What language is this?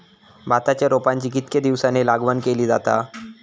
Marathi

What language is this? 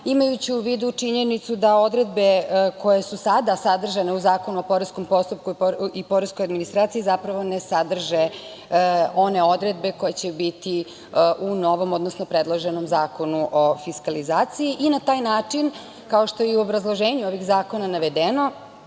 Serbian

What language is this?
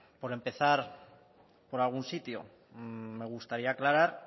Spanish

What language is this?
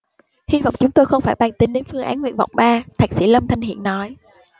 Vietnamese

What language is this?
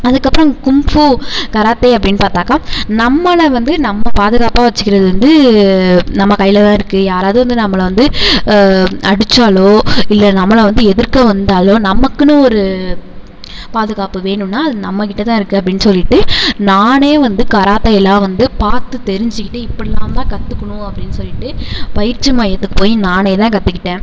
Tamil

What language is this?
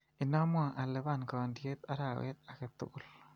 Kalenjin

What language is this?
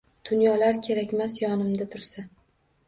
Uzbek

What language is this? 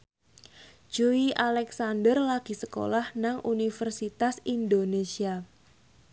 Javanese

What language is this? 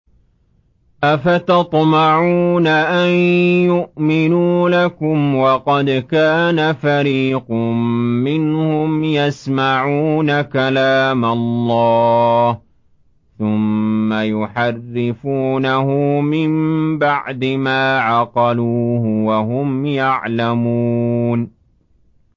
Arabic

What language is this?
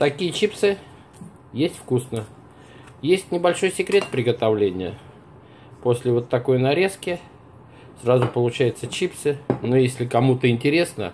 Russian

